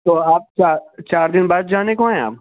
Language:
Urdu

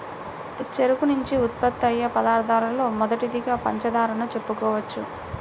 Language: Telugu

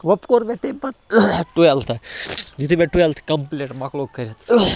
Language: Kashmiri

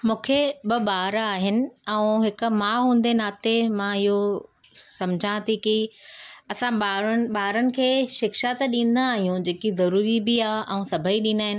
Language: Sindhi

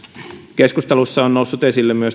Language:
Finnish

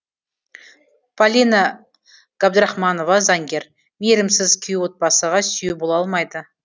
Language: Kazakh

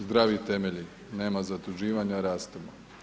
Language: Croatian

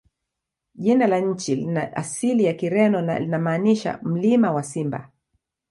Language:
Swahili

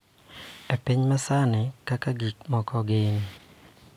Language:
Luo (Kenya and Tanzania)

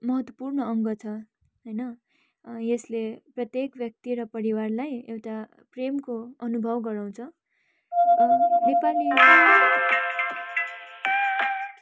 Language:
Nepali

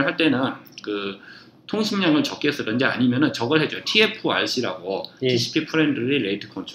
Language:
Korean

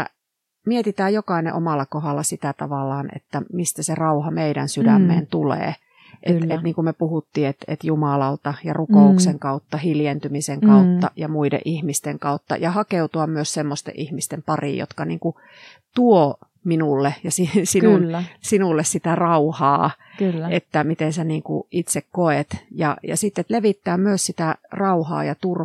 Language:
Finnish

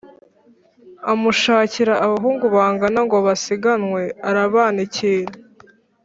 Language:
Kinyarwanda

